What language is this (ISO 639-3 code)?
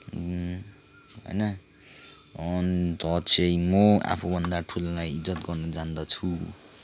nep